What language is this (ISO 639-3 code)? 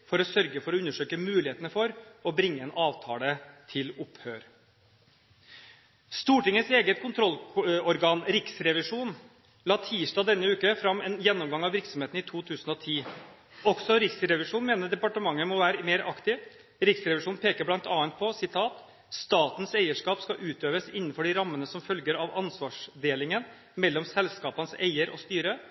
nob